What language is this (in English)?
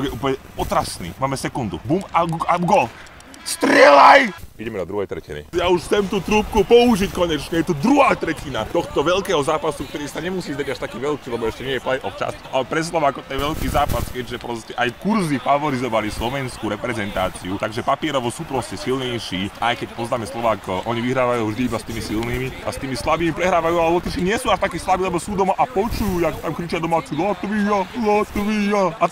Czech